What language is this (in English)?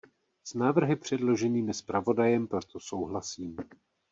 Czech